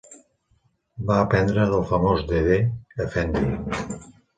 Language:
Catalan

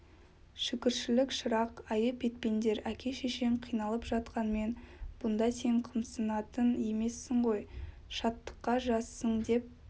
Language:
Kazakh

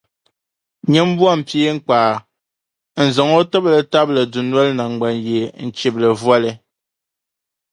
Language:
Dagbani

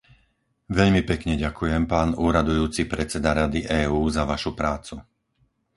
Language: Slovak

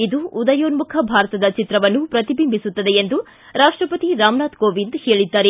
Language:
Kannada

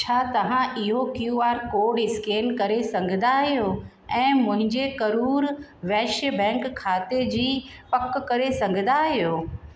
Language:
Sindhi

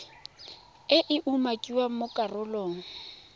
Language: Tswana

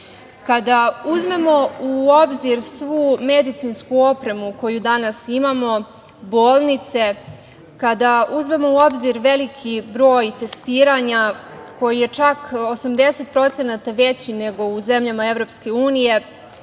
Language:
Serbian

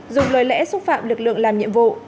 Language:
Vietnamese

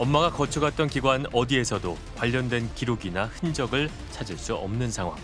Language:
Korean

